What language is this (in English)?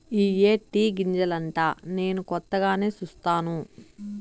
Telugu